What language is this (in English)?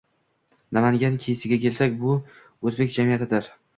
Uzbek